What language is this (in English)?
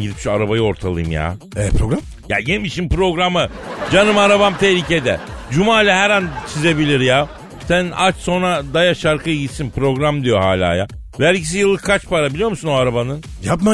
Turkish